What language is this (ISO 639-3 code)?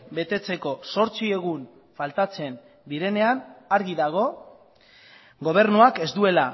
eus